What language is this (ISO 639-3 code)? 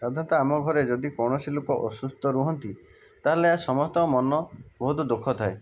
ori